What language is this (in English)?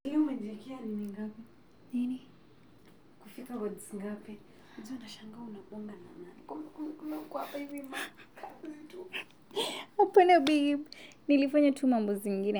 Masai